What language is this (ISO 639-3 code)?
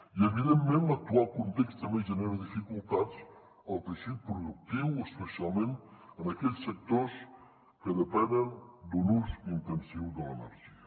cat